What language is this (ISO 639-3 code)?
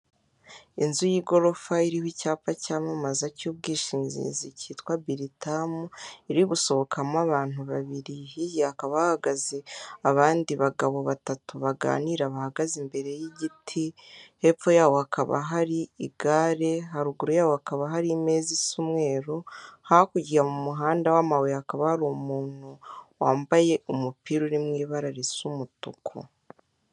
kin